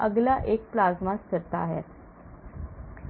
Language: Hindi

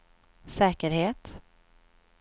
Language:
Swedish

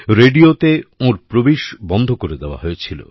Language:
Bangla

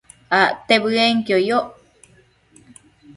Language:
Matsés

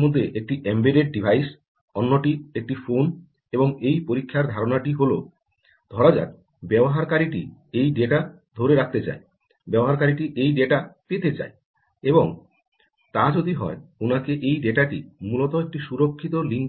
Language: Bangla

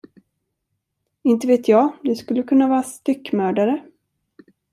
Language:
Swedish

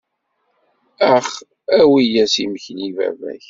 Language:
Kabyle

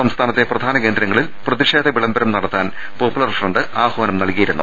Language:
Malayalam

